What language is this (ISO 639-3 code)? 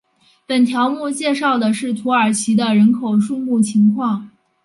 zho